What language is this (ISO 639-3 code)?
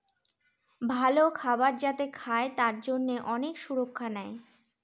ben